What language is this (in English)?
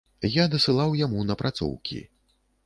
Belarusian